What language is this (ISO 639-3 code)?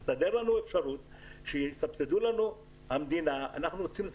heb